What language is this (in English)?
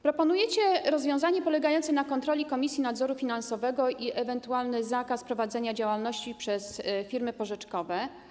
Polish